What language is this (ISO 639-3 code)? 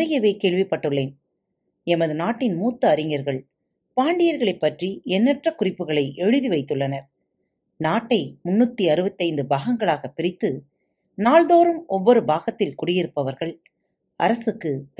tam